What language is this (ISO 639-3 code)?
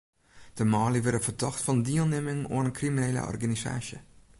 fry